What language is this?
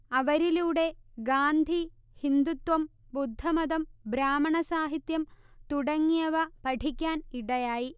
Malayalam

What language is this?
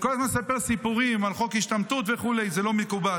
Hebrew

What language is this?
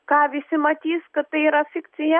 Lithuanian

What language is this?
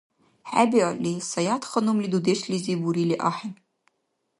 Dargwa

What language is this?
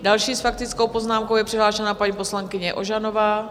Czech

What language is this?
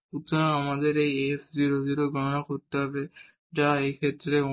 Bangla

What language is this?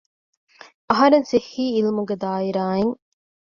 Divehi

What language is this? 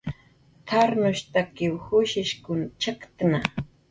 Jaqaru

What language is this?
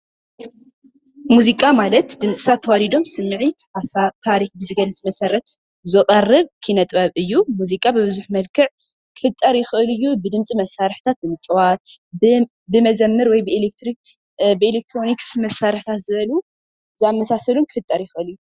Tigrinya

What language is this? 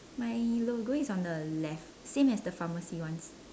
English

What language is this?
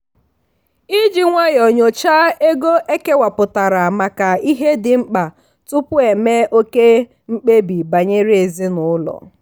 Igbo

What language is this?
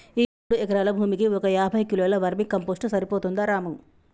Telugu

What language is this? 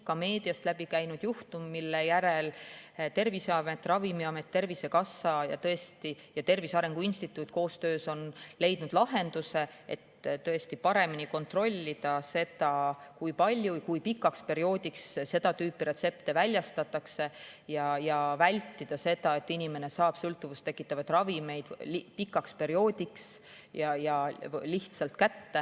Estonian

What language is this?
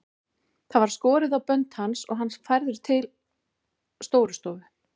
Icelandic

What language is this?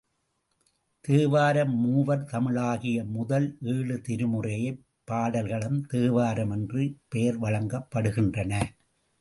Tamil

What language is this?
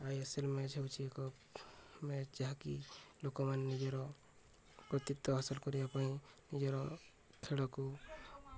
Odia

